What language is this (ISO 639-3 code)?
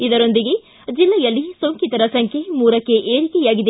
kan